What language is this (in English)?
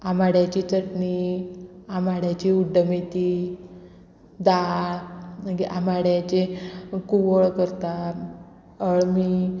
Konkani